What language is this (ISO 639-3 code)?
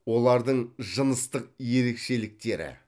kaz